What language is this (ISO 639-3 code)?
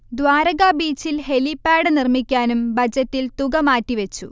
mal